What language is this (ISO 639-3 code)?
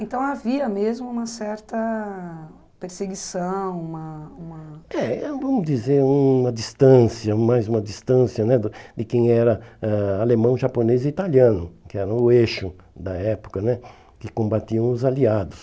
por